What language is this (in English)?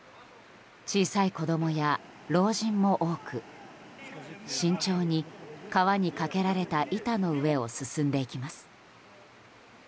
Japanese